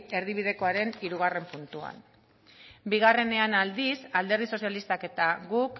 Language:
Basque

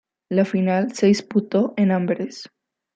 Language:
Spanish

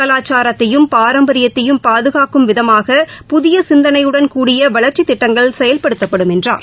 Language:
Tamil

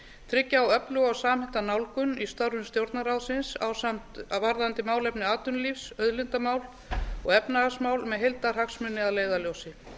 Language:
Icelandic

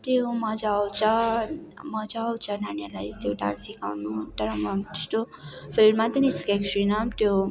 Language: Nepali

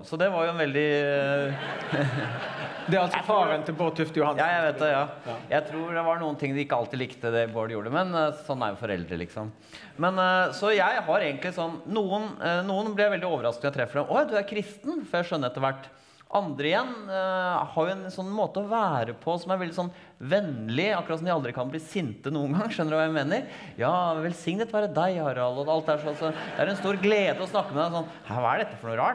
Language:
Norwegian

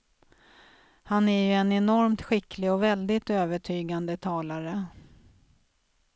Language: Swedish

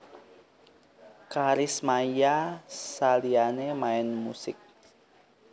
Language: Javanese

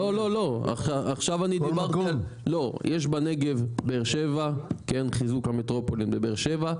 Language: Hebrew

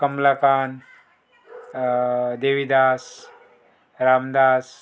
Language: Konkani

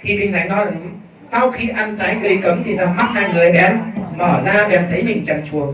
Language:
Vietnamese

